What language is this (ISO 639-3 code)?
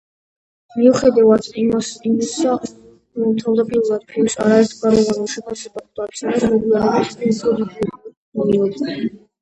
kat